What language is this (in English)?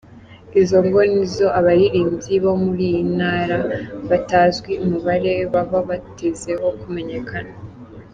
Kinyarwanda